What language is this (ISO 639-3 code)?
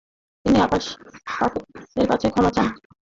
ben